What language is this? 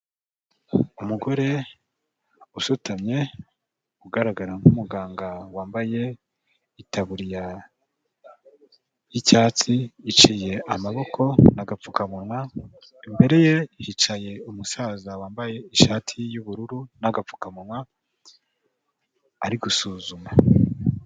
Kinyarwanda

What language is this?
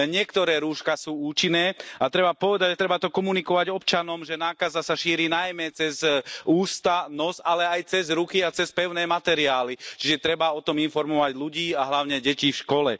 Slovak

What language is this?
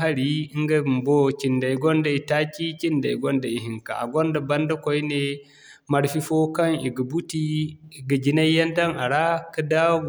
Zarma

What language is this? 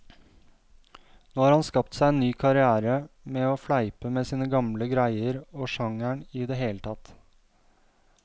Norwegian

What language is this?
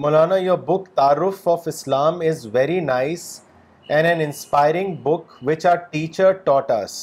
Urdu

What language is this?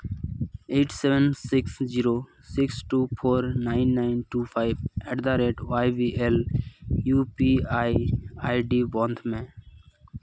Santali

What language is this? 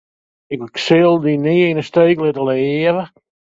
Western Frisian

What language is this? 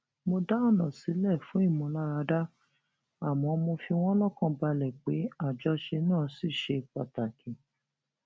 Yoruba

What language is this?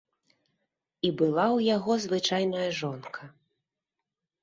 Belarusian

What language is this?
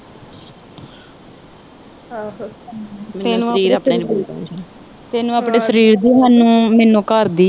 Punjabi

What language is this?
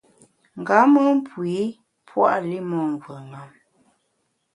Bamun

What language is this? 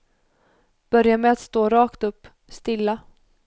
Swedish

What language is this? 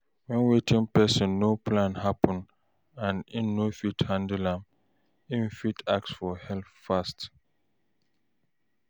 Nigerian Pidgin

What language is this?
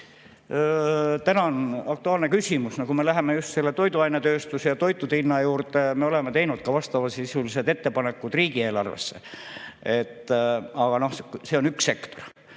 Estonian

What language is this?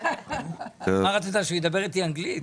Hebrew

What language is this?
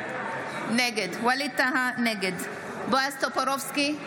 Hebrew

